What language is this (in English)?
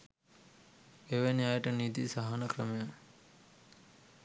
Sinhala